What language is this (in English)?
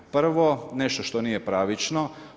Croatian